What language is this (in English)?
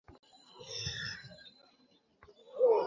Bangla